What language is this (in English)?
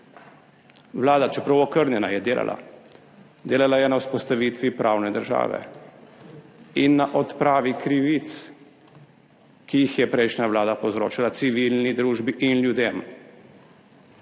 Slovenian